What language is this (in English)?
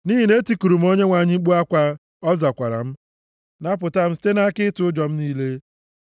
Igbo